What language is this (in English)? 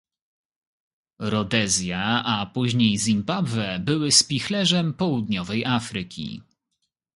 Polish